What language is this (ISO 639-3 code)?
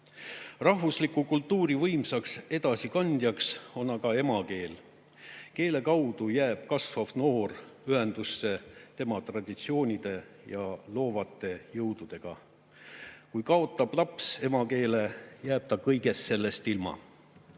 est